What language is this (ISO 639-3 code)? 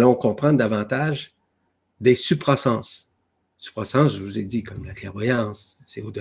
fra